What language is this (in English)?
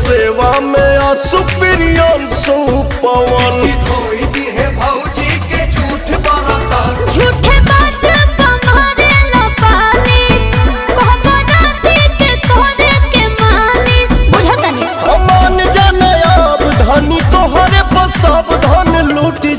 Hindi